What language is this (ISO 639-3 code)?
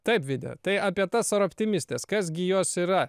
lit